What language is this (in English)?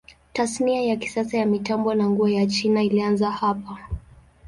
Swahili